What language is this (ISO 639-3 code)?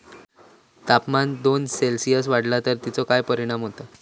mar